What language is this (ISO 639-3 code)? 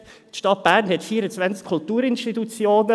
gsw